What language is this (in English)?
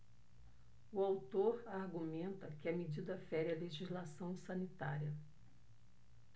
Portuguese